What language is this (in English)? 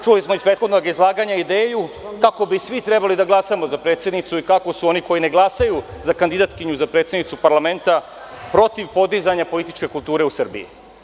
Serbian